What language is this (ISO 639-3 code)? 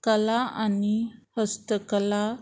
kok